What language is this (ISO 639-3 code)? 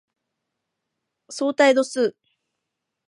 jpn